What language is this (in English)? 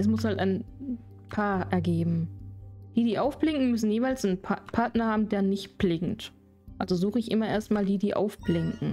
German